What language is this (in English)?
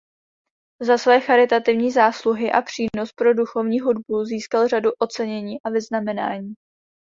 Czech